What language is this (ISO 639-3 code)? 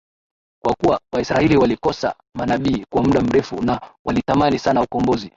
swa